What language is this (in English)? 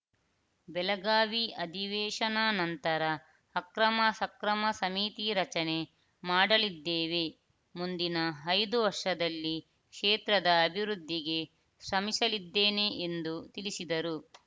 Kannada